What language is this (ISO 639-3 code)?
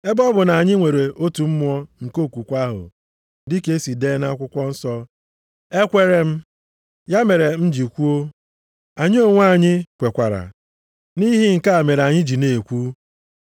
ibo